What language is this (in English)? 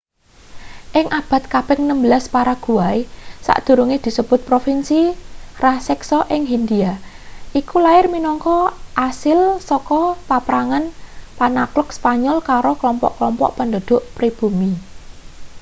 Javanese